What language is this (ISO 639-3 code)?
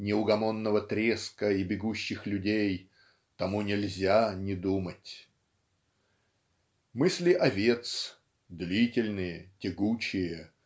rus